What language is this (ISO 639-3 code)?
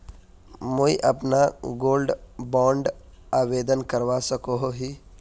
mag